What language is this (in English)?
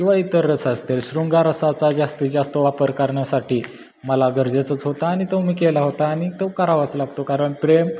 Marathi